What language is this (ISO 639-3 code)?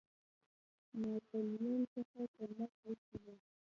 pus